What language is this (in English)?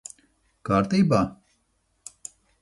Latvian